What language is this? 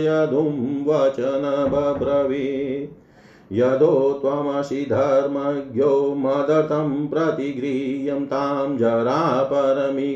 Hindi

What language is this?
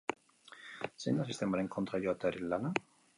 Basque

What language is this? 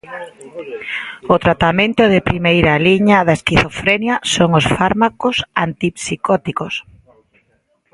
Galician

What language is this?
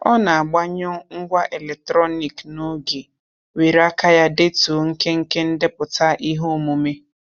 Igbo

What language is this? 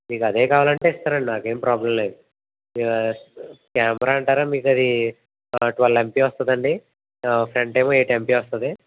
Telugu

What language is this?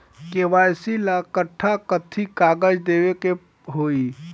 Bhojpuri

